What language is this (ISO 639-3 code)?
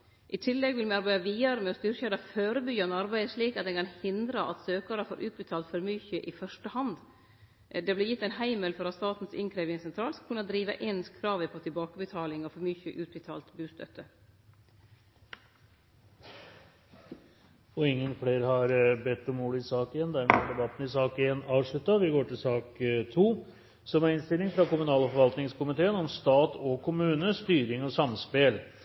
nor